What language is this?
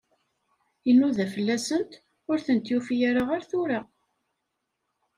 Kabyle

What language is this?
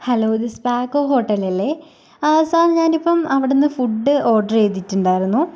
Malayalam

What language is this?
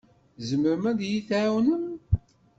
Kabyle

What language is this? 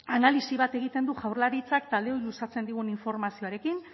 Basque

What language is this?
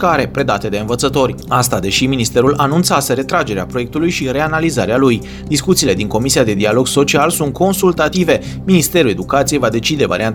Romanian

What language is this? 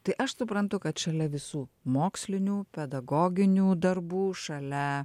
Lithuanian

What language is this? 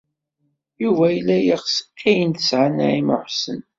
Kabyle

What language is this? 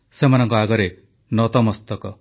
Odia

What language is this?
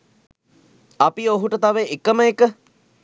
Sinhala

